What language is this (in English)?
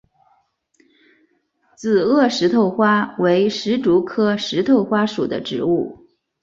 Chinese